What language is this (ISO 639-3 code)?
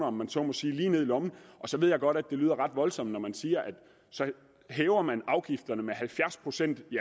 dan